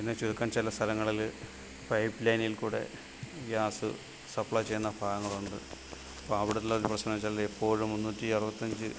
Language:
Malayalam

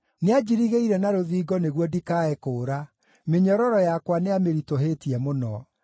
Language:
Kikuyu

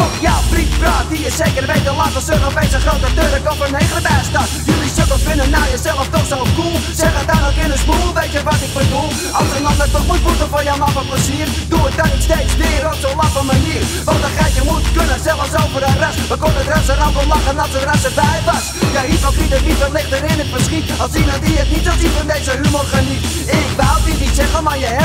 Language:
English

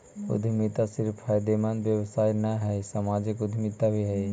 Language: Magahi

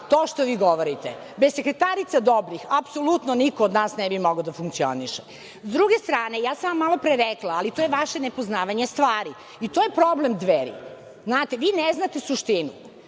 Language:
Serbian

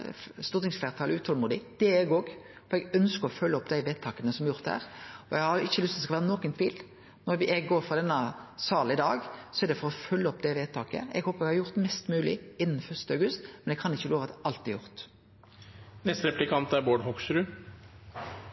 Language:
Norwegian Nynorsk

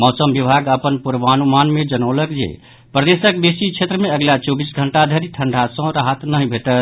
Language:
Maithili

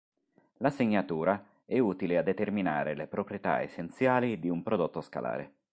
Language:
Italian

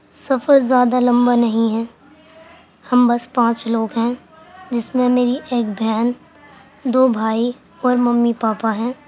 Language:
Urdu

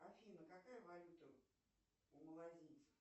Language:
Russian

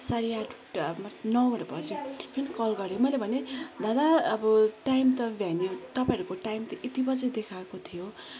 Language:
Nepali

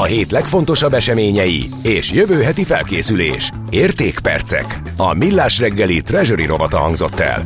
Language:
Hungarian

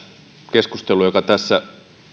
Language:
Finnish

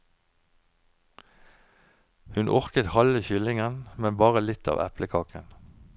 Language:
Norwegian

